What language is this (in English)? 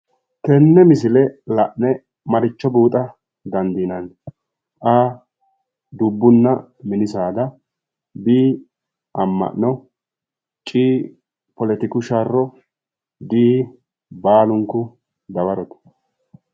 Sidamo